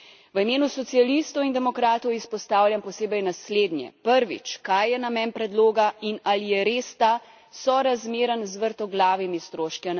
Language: Slovenian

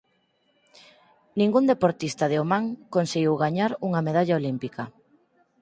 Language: Galician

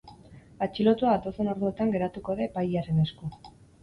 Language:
Basque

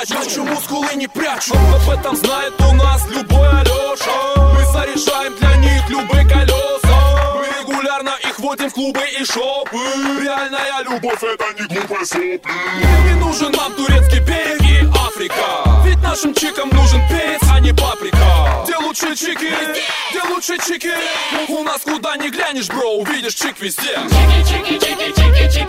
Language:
Russian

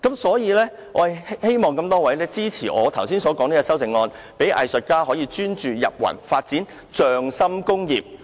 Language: Cantonese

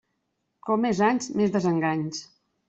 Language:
Catalan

